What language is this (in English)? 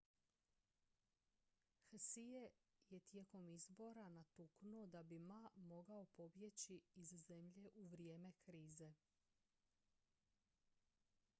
Croatian